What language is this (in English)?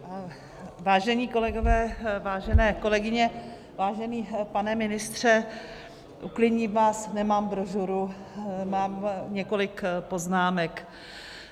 Czech